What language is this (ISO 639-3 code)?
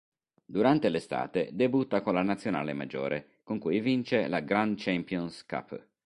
ita